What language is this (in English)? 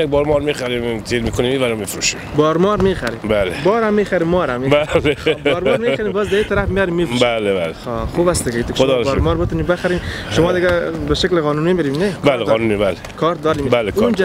Persian